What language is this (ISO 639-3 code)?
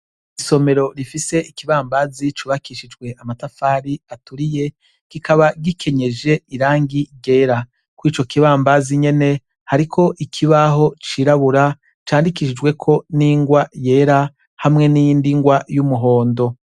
run